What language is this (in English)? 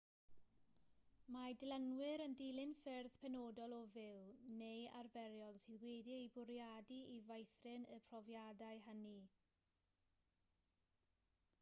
Welsh